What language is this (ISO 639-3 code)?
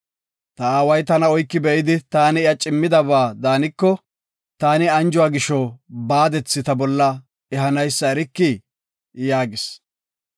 gof